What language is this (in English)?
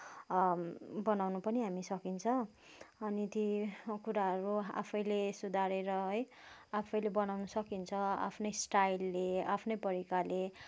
Nepali